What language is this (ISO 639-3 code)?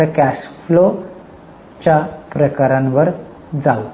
mar